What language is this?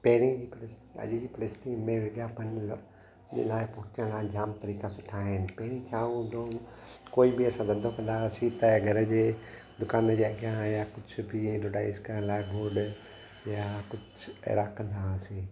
Sindhi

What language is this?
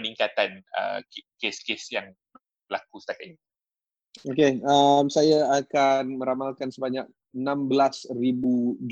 Malay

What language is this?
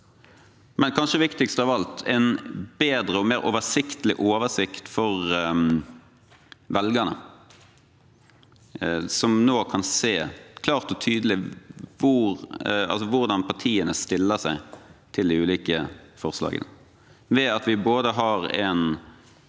Norwegian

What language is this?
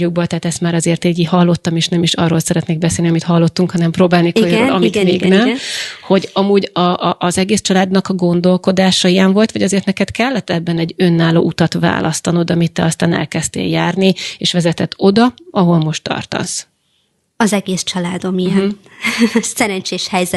Hungarian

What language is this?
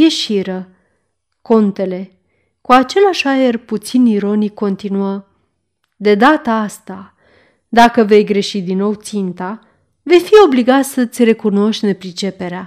Romanian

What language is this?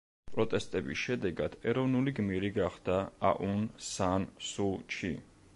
Georgian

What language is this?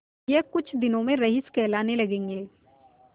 Hindi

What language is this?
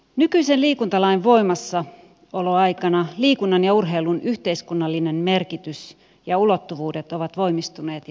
Finnish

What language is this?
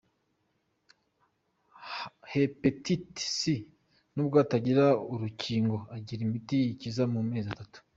Kinyarwanda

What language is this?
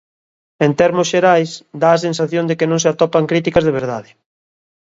Galician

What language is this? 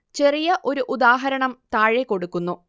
Malayalam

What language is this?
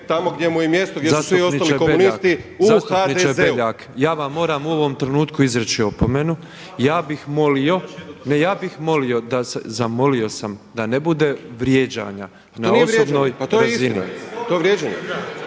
Croatian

